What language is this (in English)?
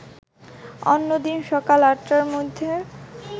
Bangla